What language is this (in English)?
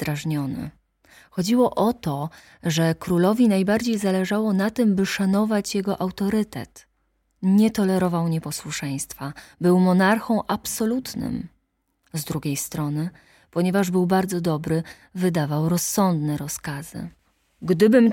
Polish